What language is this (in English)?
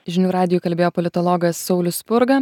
Lithuanian